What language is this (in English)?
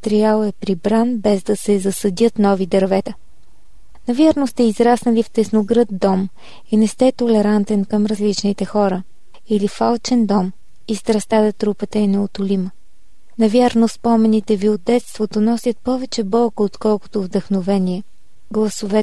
Bulgarian